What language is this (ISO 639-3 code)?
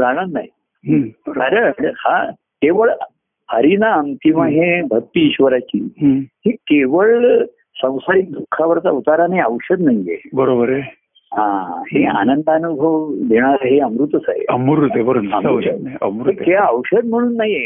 mar